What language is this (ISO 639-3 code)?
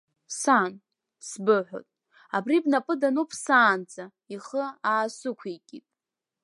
abk